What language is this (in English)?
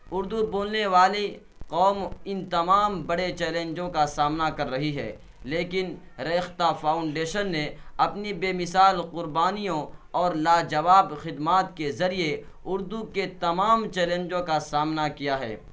Urdu